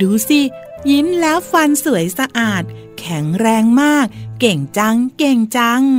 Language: Thai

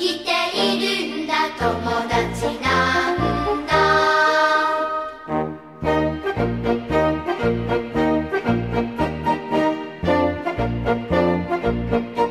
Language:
Polish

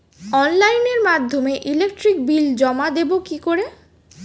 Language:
Bangla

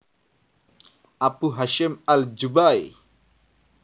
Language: Javanese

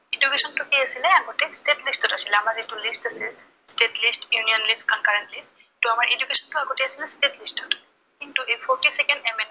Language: Assamese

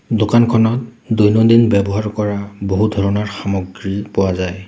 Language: Assamese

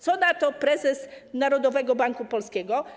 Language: Polish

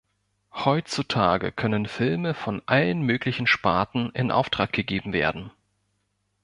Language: German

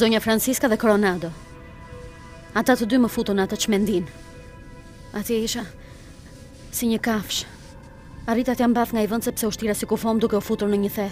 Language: Dutch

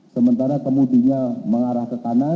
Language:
Indonesian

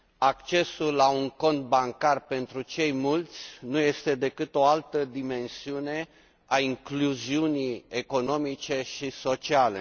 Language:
Romanian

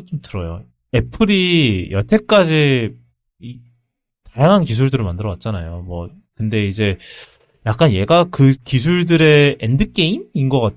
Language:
Korean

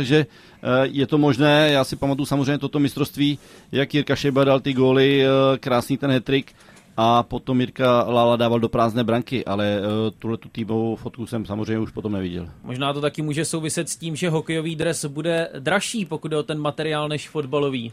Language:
Czech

